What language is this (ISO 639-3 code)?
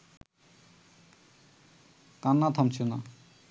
ben